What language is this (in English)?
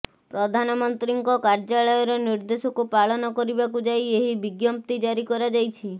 Odia